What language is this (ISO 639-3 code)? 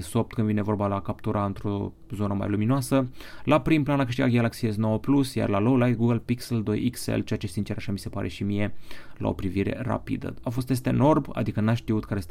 ron